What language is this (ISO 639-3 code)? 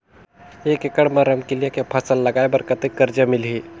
hne